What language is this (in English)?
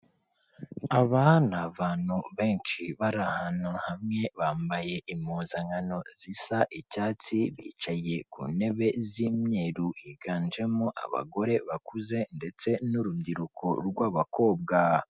Kinyarwanda